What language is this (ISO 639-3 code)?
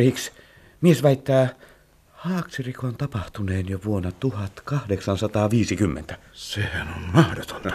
fin